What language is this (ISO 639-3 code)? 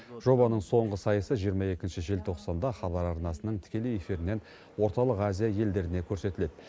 kaz